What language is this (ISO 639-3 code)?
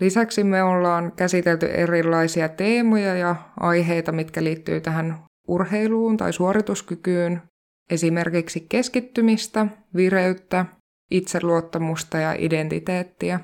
fin